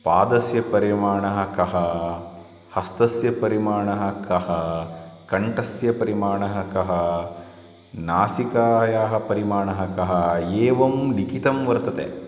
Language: Sanskrit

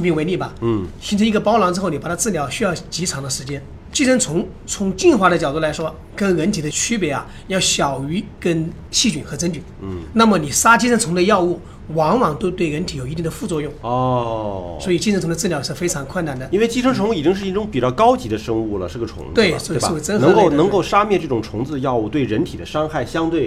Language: Chinese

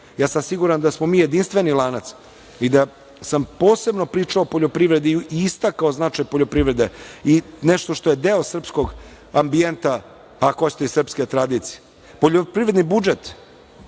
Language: Serbian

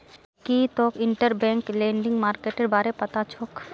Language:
Magahi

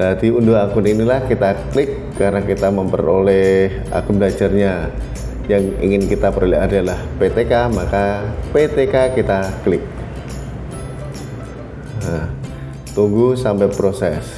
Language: Indonesian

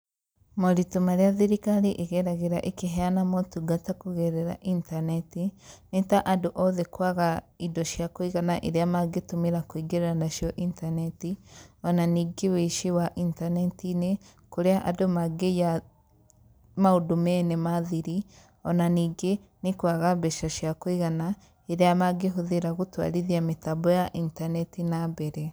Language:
Kikuyu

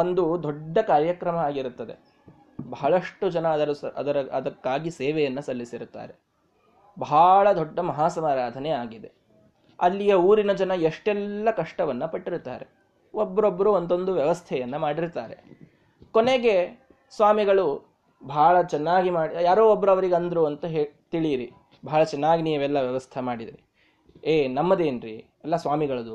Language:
Kannada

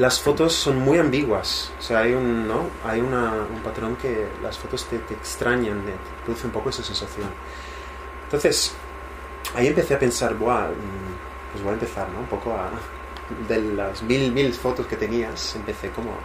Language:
Spanish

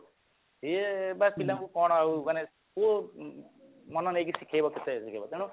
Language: Odia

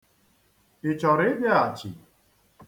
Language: Igbo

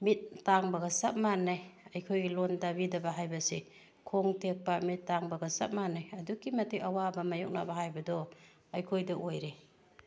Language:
Manipuri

